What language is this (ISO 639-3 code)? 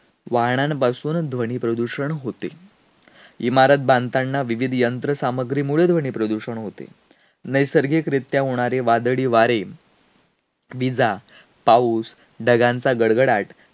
mar